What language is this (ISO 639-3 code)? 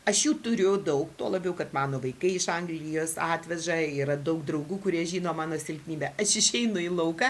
lit